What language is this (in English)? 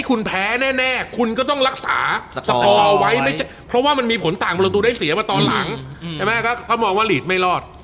Thai